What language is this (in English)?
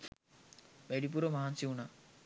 Sinhala